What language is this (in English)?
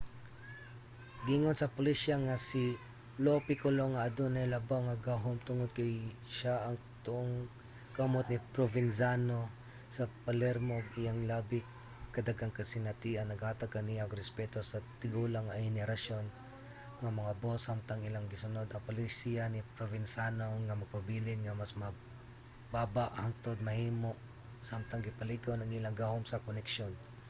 Cebuano